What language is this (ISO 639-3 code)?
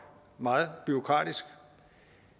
dan